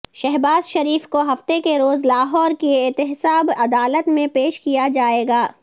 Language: Urdu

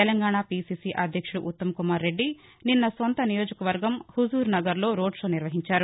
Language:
Telugu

